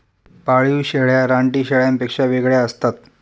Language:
Marathi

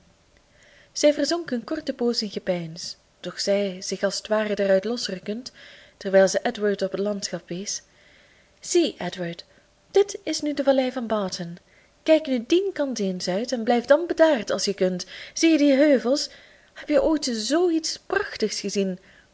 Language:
Dutch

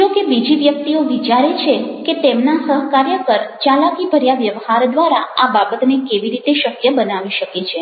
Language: Gujarati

